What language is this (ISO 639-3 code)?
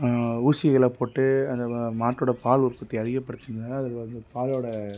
tam